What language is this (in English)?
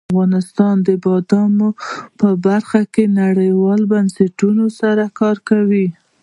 Pashto